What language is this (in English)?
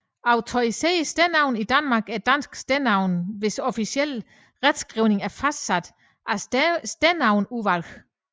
Danish